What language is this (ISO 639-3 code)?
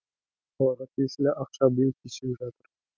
kaz